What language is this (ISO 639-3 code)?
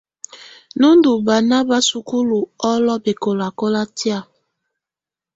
tvu